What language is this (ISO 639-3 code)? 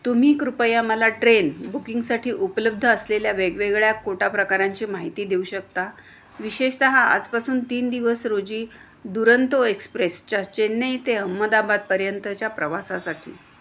mar